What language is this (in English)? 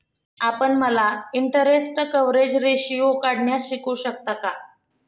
Marathi